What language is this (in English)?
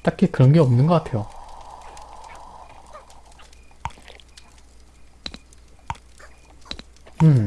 Korean